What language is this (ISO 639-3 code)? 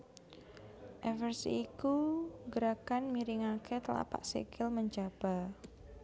jav